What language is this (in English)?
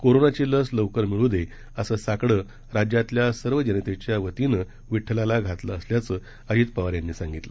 Marathi